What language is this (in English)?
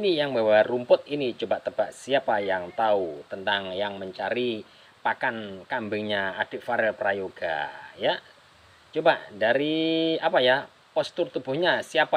Indonesian